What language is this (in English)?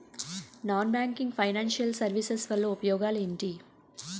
Telugu